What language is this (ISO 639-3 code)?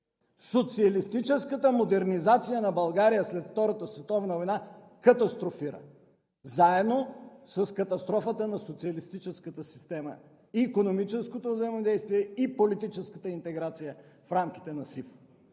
bul